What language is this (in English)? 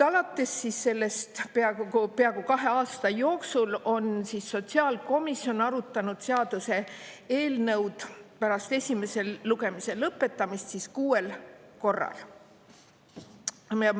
Estonian